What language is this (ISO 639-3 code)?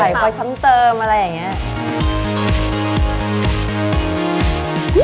tha